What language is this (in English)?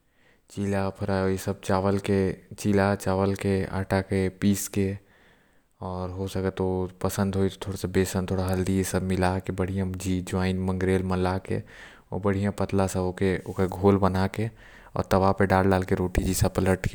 Korwa